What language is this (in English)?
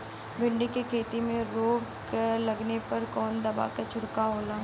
Bhojpuri